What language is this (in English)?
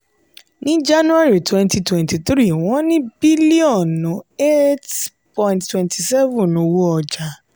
Yoruba